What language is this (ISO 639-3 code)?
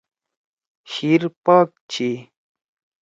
trw